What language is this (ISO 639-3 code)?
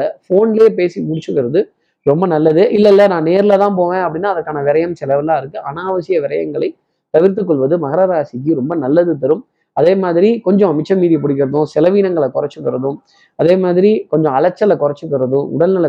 tam